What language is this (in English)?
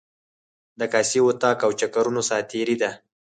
Pashto